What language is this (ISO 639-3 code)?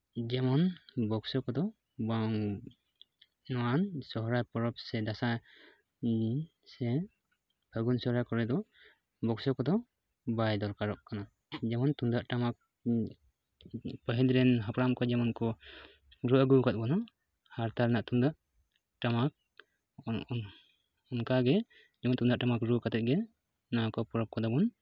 sat